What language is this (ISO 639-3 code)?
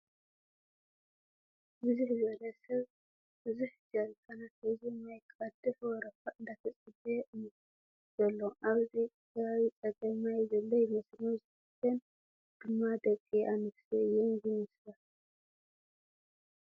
tir